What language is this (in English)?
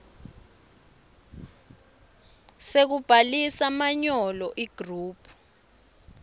Swati